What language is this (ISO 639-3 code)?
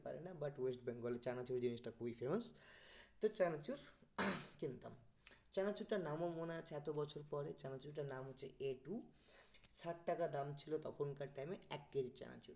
ben